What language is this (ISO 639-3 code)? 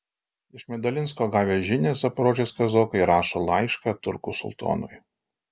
lit